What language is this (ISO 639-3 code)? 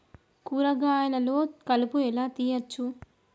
tel